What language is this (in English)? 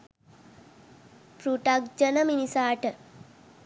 Sinhala